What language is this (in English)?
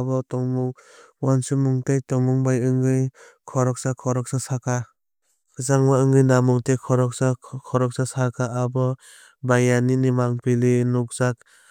Kok Borok